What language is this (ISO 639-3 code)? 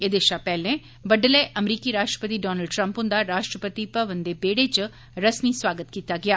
doi